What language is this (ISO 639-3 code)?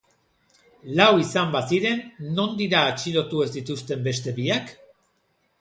eus